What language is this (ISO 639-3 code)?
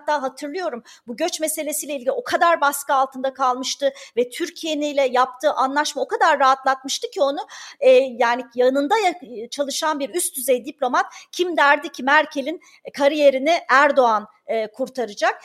tur